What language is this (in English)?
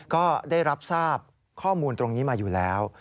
Thai